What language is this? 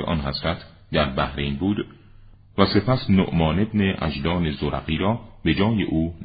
Persian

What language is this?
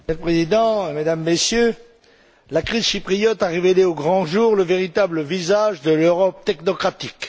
French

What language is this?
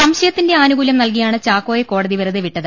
Malayalam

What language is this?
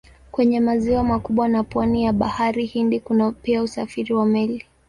Swahili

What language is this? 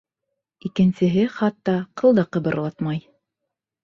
Bashkir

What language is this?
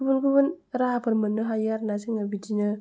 Bodo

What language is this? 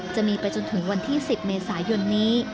Thai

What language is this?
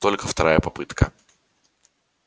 Russian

